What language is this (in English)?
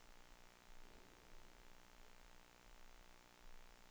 Danish